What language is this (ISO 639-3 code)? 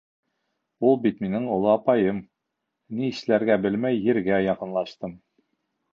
bak